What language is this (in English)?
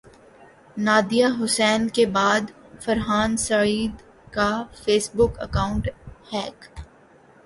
Urdu